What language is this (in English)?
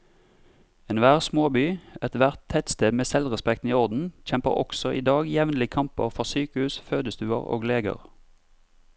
Norwegian